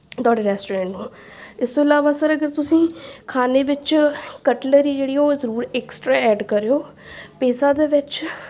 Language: Punjabi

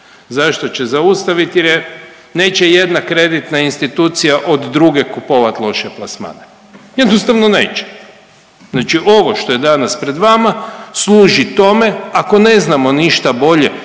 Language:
Croatian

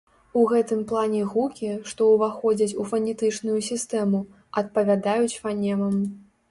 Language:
Belarusian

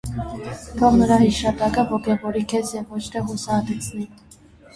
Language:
Armenian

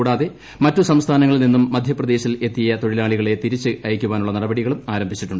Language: Malayalam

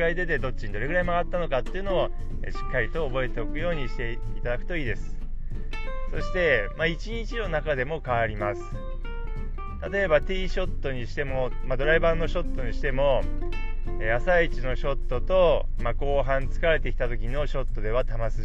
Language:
Japanese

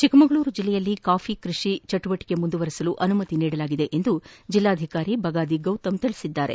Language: Kannada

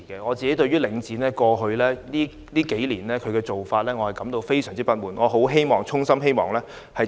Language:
Cantonese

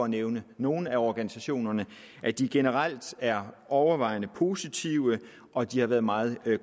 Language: Danish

